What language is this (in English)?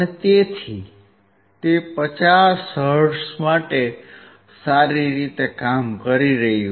Gujarati